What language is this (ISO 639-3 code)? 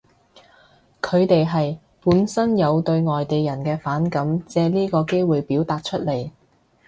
yue